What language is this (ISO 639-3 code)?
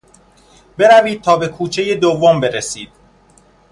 fas